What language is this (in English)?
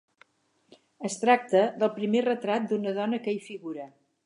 Catalan